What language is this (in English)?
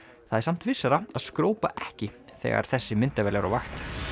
Icelandic